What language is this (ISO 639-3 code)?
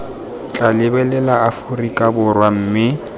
tsn